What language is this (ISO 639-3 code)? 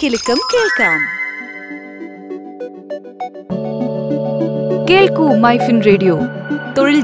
mal